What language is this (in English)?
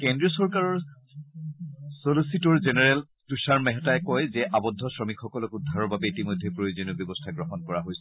Assamese